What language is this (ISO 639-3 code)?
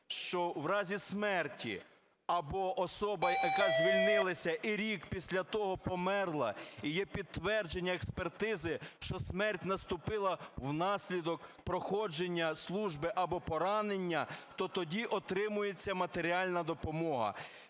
ukr